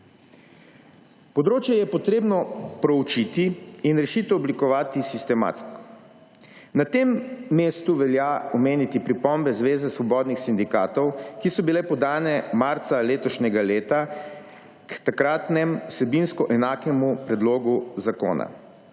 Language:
Slovenian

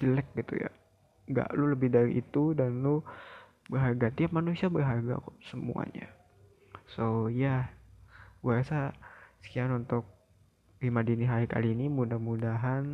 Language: Indonesian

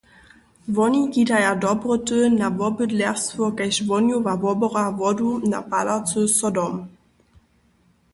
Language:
Upper Sorbian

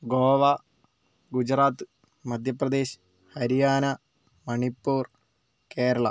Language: Malayalam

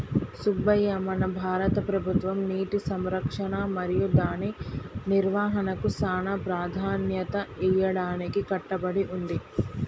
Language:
Telugu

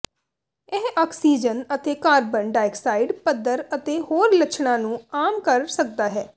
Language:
Punjabi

